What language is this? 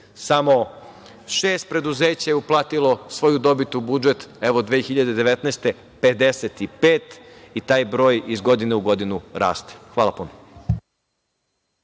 Serbian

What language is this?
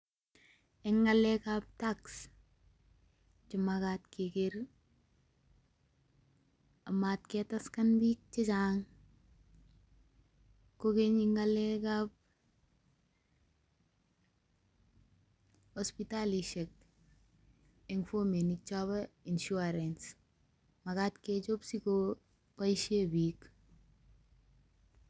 Kalenjin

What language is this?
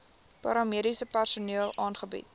Afrikaans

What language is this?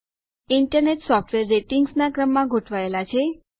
Gujarati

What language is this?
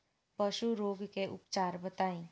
Bhojpuri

